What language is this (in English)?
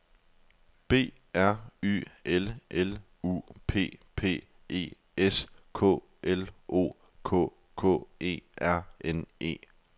Danish